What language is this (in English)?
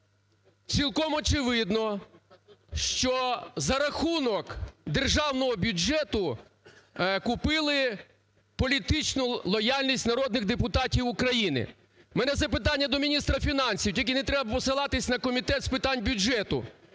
Ukrainian